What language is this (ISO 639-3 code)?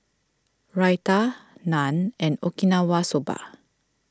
eng